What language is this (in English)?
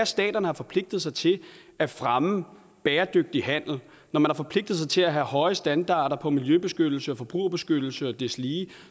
Danish